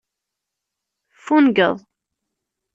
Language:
Kabyle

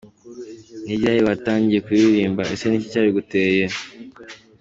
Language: Kinyarwanda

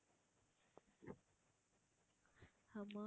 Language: Tamil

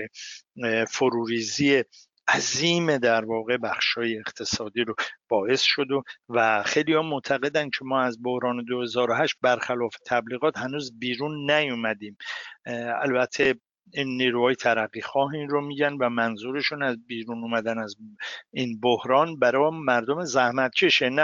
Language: Persian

